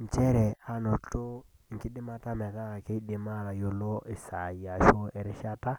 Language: Masai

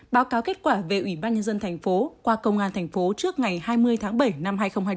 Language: Vietnamese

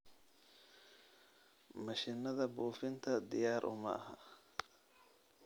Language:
Somali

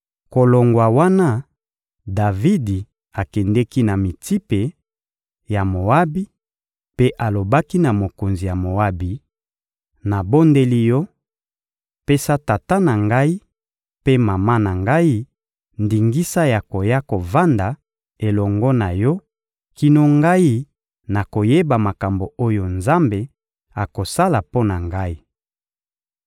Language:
Lingala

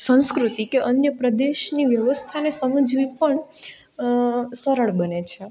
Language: Gujarati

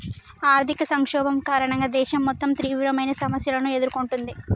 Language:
Telugu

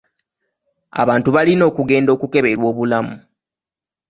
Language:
Ganda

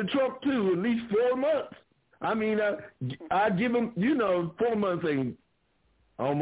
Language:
English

